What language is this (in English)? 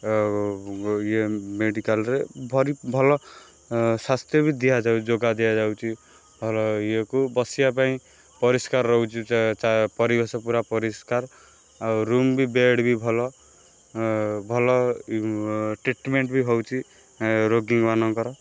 Odia